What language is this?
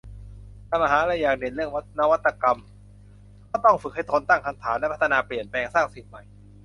Thai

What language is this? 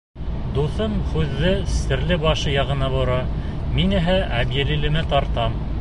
Bashkir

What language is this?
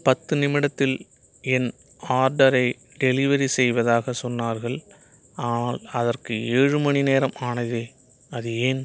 Tamil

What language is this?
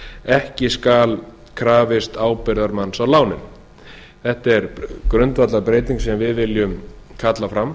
Icelandic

